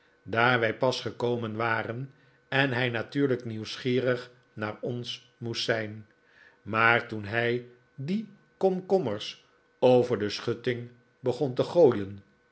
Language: Dutch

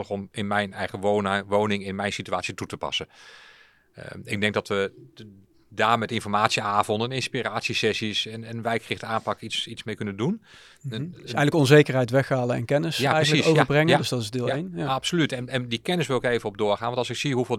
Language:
Dutch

